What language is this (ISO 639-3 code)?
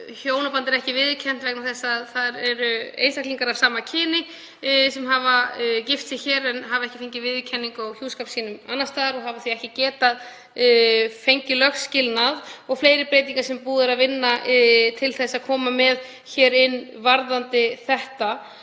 isl